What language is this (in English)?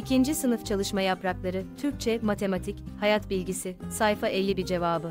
Turkish